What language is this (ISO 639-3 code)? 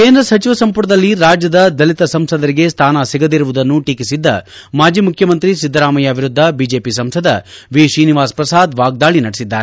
kan